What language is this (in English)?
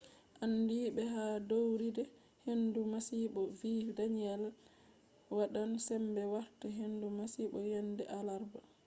Fula